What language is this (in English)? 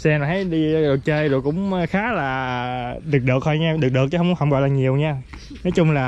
Vietnamese